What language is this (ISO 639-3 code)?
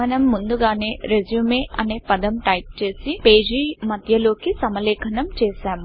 tel